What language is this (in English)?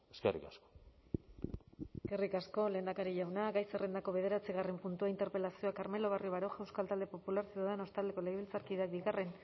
Basque